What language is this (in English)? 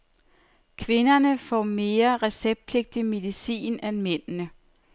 Danish